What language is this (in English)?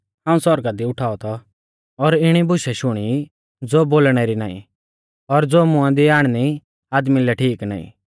Mahasu Pahari